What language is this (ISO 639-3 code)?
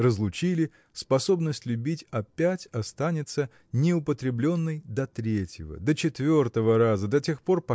rus